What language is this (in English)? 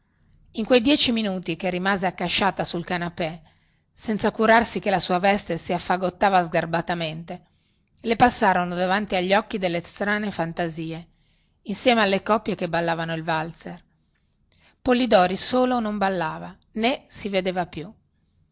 Italian